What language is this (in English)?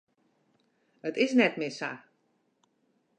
Western Frisian